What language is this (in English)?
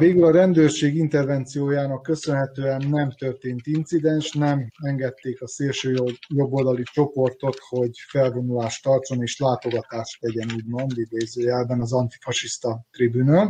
Hungarian